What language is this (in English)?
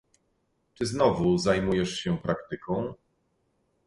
Polish